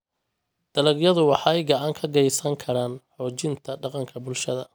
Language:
Somali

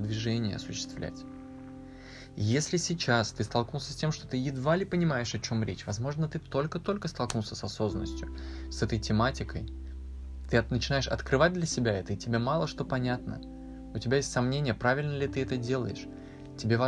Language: Russian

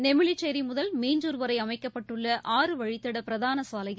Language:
Tamil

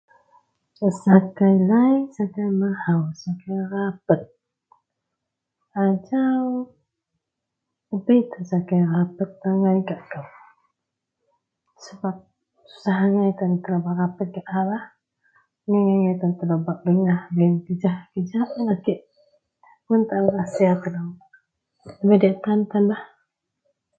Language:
Central Melanau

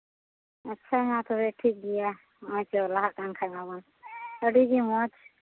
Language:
Santali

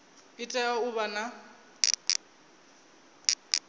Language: Venda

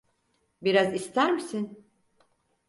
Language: Turkish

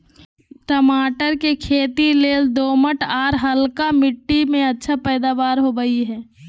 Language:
Magahi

